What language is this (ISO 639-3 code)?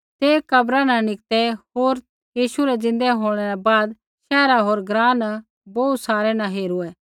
kfx